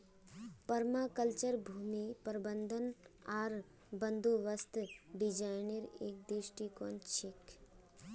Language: Magahi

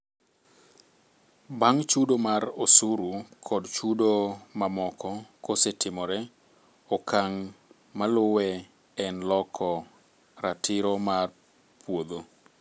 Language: Luo (Kenya and Tanzania)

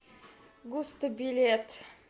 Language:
Russian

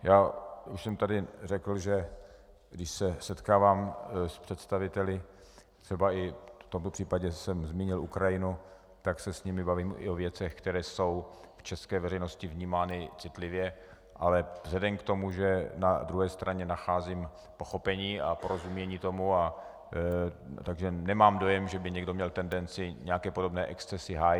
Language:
Czech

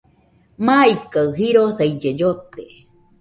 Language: Nüpode Huitoto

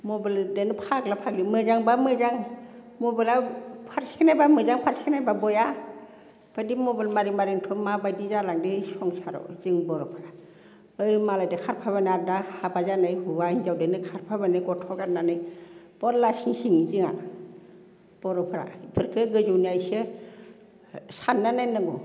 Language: Bodo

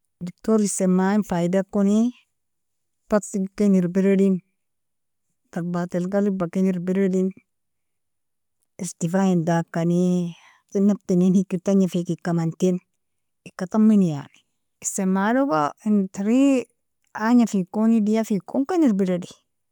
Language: Nobiin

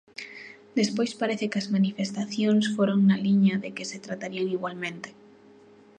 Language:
Galician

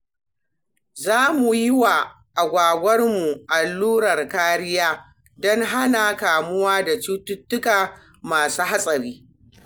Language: Hausa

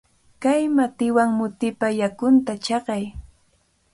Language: Cajatambo North Lima Quechua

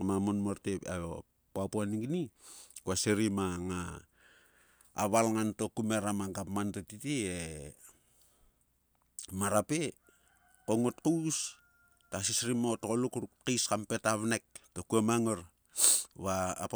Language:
Sulka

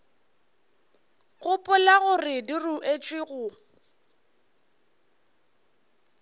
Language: Northern Sotho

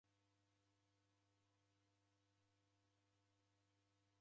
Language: Taita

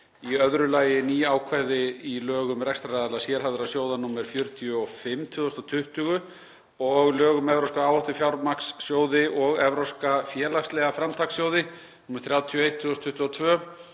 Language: Icelandic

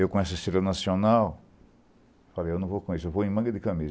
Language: Portuguese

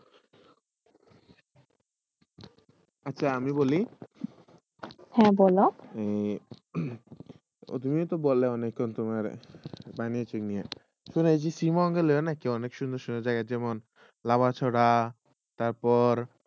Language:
Bangla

